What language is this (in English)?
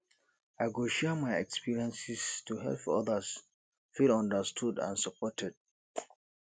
Nigerian Pidgin